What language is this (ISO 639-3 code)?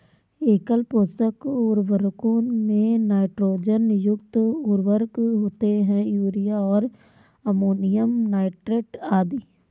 hin